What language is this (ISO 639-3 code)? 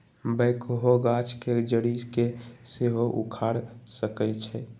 mag